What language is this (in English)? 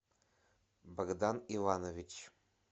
Russian